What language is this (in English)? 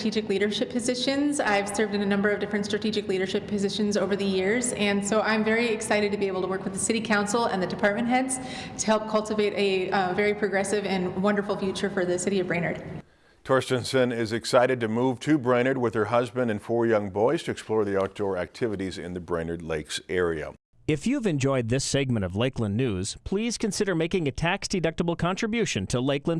English